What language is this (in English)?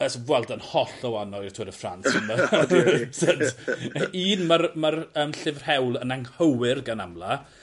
Welsh